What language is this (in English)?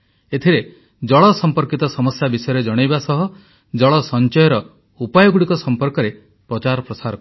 Odia